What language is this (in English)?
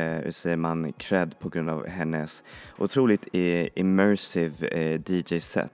Swedish